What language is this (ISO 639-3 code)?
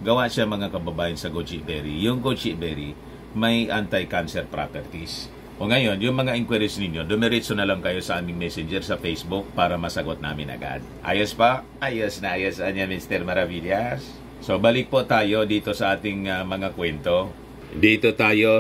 fil